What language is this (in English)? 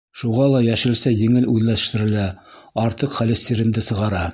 Bashkir